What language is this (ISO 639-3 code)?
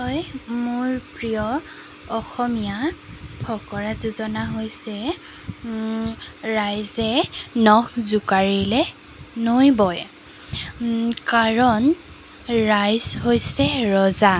asm